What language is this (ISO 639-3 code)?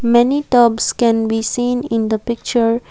eng